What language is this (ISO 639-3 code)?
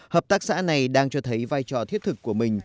vie